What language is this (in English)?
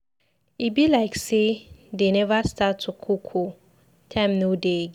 Nigerian Pidgin